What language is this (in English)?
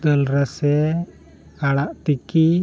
Santali